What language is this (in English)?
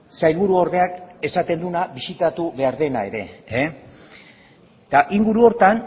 Basque